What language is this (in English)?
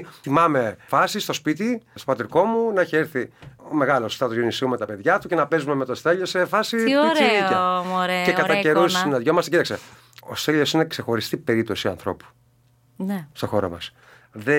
Greek